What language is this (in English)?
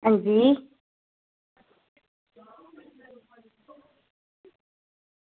Dogri